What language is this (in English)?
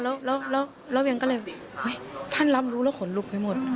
Thai